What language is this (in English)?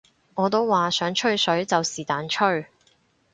Cantonese